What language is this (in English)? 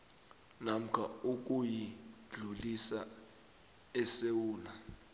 South Ndebele